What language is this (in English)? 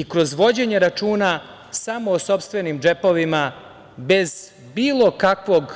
Serbian